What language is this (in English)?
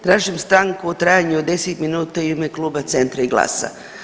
Croatian